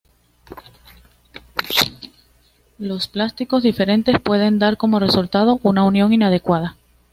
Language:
Spanish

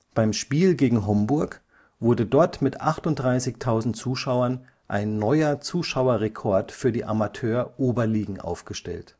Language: German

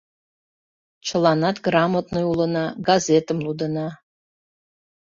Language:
Mari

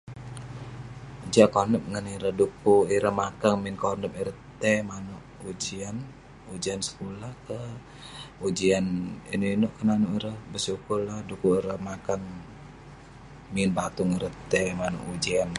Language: Western Penan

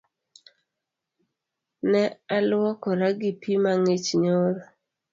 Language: Luo (Kenya and Tanzania)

